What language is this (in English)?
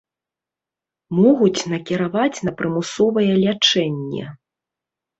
Belarusian